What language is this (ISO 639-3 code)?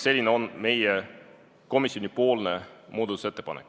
est